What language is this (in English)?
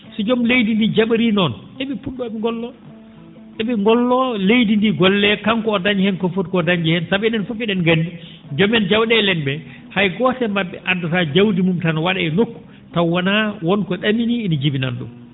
Fula